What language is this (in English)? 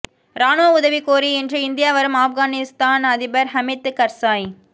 Tamil